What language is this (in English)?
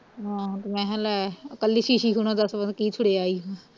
Punjabi